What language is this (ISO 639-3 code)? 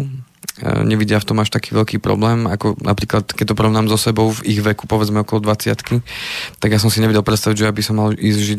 slk